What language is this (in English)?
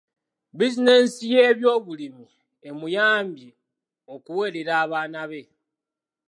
Ganda